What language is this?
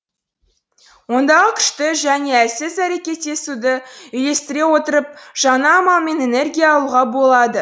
Kazakh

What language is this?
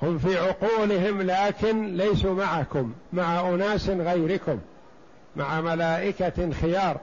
Arabic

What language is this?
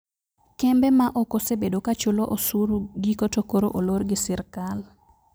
Luo (Kenya and Tanzania)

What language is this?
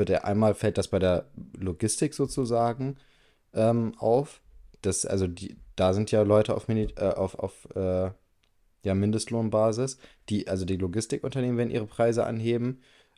German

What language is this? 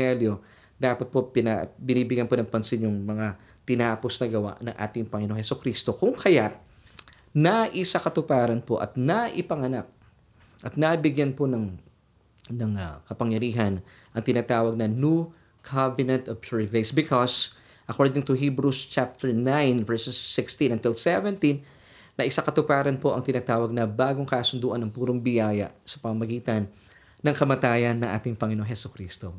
Filipino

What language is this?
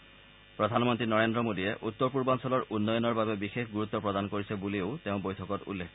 Assamese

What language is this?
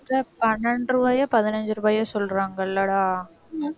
Tamil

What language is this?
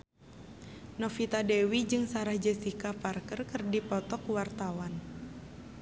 Sundanese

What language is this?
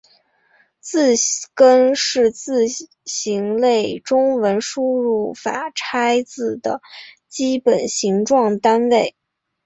Chinese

